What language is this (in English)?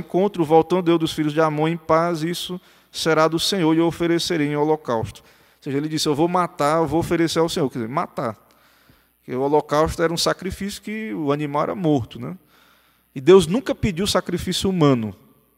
Portuguese